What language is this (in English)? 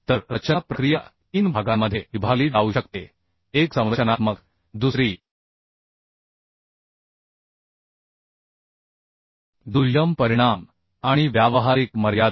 Marathi